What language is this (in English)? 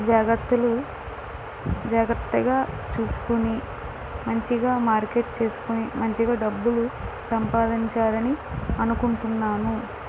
Telugu